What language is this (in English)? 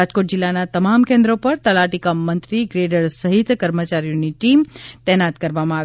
Gujarati